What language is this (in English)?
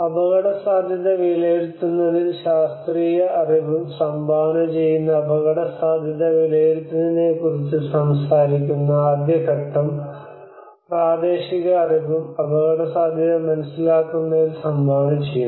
Malayalam